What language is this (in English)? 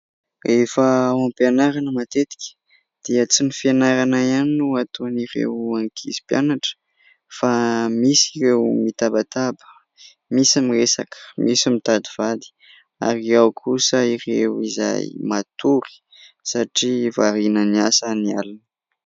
Malagasy